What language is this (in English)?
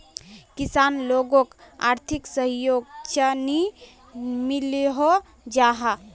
Magahi